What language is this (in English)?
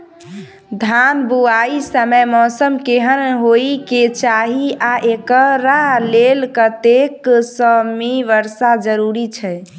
Maithili